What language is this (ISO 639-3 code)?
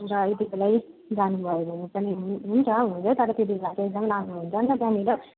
nep